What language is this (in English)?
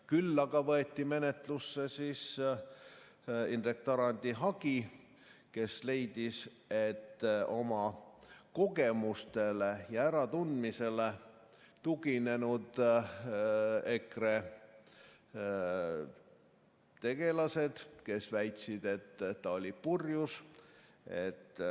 Estonian